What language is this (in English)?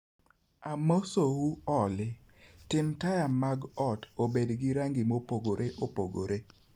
Luo (Kenya and Tanzania)